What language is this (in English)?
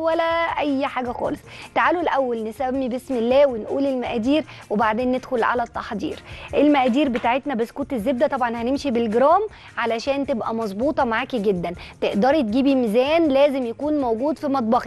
Arabic